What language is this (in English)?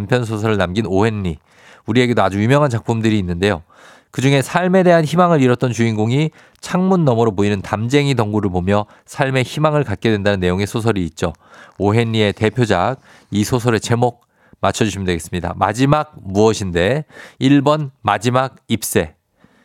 Korean